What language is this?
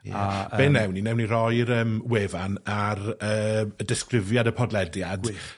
Welsh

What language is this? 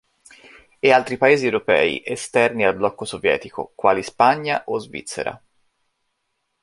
Italian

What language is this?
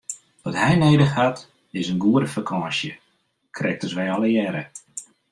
Western Frisian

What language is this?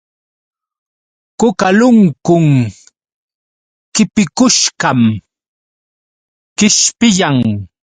Yauyos Quechua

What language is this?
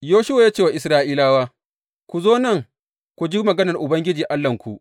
Hausa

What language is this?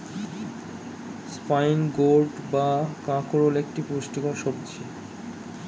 Bangla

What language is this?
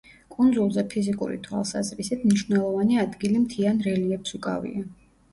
Georgian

